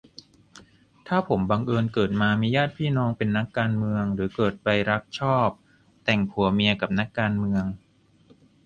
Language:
Thai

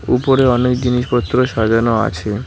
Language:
Bangla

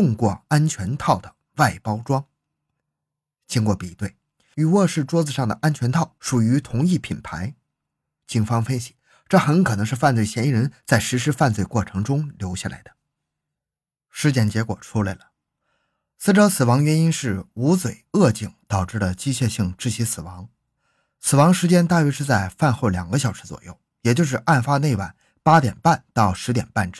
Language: Chinese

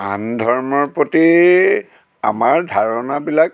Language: Assamese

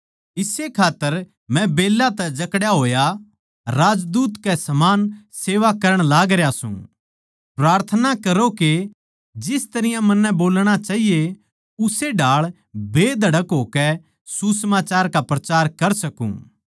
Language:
Haryanvi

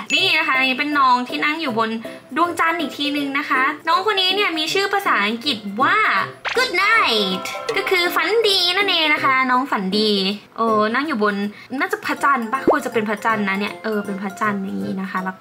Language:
Thai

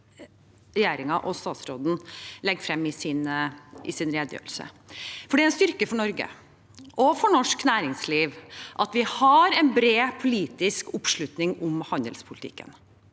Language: Norwegian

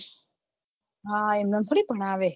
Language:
Gujarati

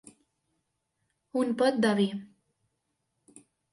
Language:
Catalan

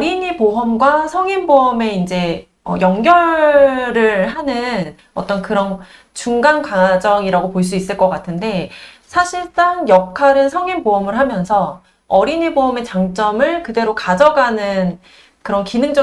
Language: Korean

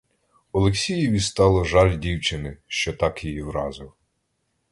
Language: Ukrainian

